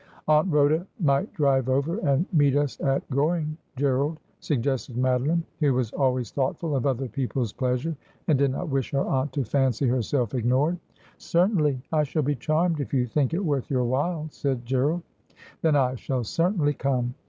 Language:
English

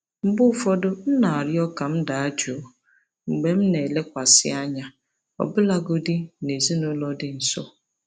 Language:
Igbo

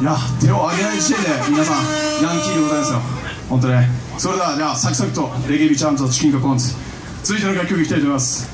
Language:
Japanese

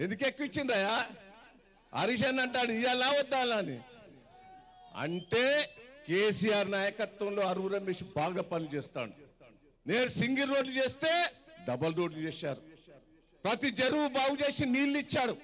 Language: Turkish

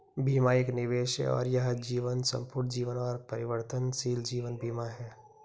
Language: Hindi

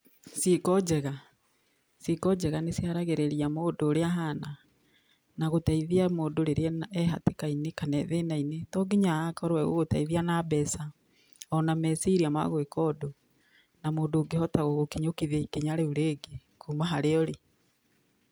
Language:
Kikuyu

